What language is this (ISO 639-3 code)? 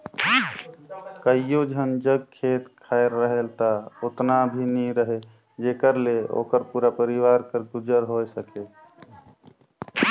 hne